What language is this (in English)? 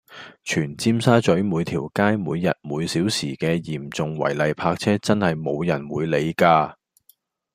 Cantonese